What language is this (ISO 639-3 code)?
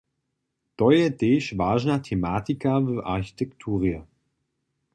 hsb